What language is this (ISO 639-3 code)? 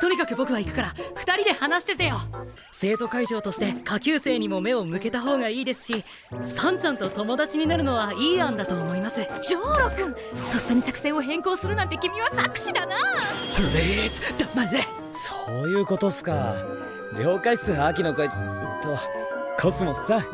jpn